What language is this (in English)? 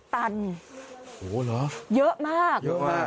Thai